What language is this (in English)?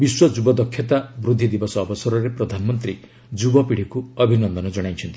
Odia